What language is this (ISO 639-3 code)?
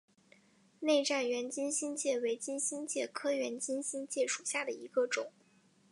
zho